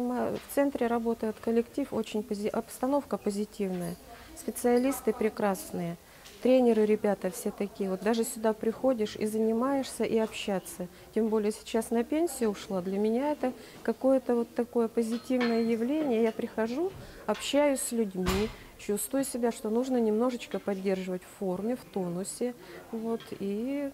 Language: Russian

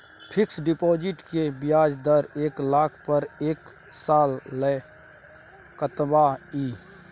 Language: Maithili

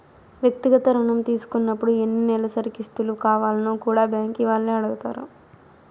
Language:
Telugu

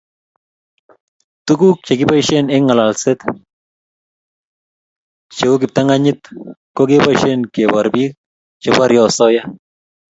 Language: Kalenjin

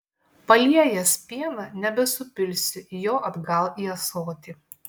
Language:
Lithuanian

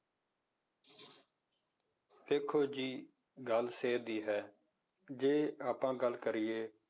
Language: Punjabi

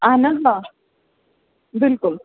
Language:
Kashmiri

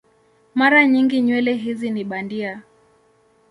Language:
Swahili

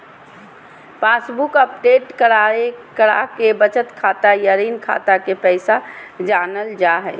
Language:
Magahi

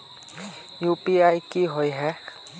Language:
Magahi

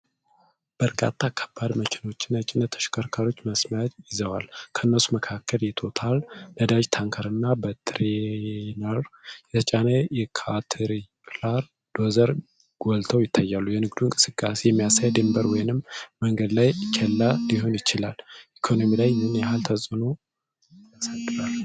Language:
Amharic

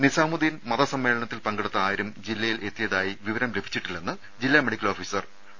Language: Malayalam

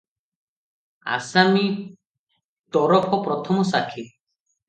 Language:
Odia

